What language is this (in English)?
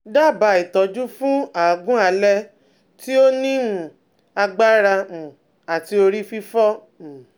Yoruba